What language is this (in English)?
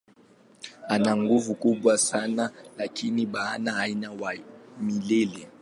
Swahili